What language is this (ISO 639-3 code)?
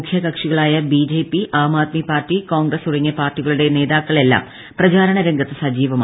mal